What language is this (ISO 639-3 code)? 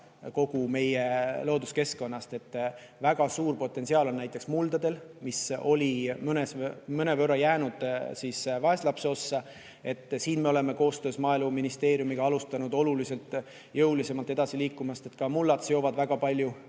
est